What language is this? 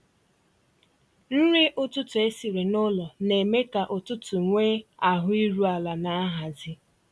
Igbo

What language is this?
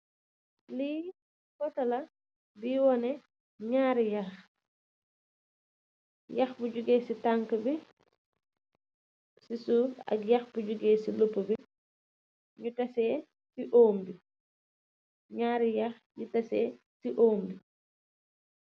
Wolof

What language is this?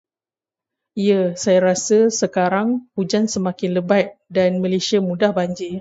Malay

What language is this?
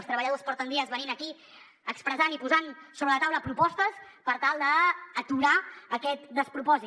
Catalan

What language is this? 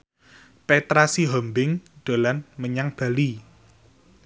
Javanese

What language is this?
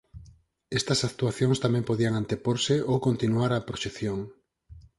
Galician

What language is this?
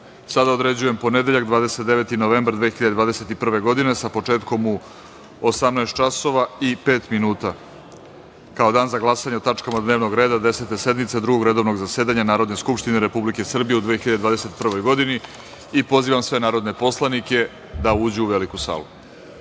Serbian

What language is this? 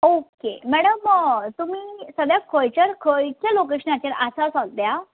Konkani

